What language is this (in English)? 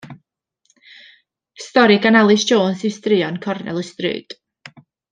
Welsh